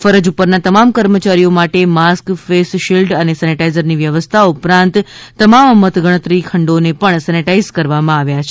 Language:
Gujarati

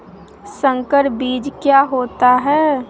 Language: Magahi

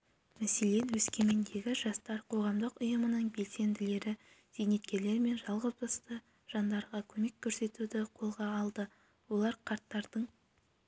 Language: Kazakh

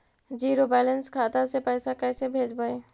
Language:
Magahi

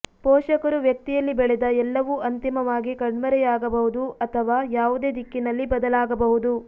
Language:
Kannada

